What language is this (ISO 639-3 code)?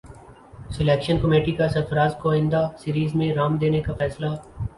urd